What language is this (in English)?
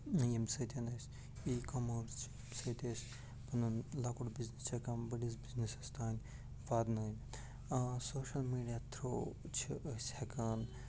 Kashmiri